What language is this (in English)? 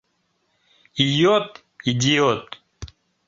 Mari